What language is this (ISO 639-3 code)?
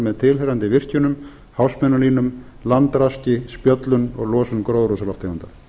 isl